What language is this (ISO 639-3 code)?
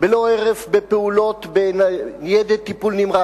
heb